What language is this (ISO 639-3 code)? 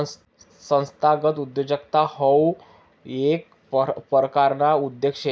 mar